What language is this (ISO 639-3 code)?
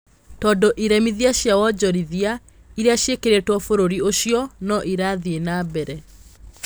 kik